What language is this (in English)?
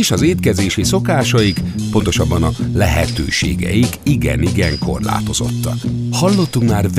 Hungarian